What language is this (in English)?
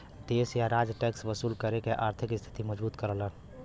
Bhojpuri